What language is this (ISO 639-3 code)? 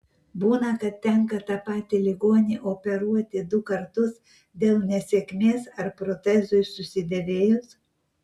lit